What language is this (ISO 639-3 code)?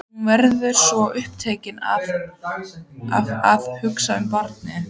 isl